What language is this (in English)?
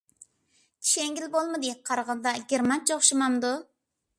Uyghur